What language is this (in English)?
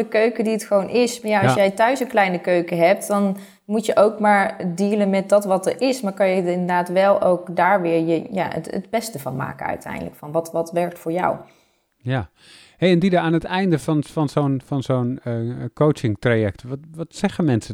Dutch